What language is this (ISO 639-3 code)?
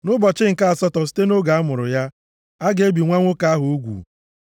ibo